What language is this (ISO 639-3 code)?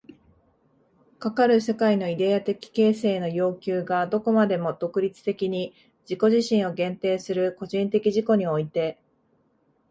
jpn